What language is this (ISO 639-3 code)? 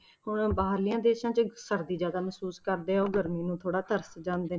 pan